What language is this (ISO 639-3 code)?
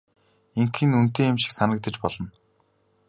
mon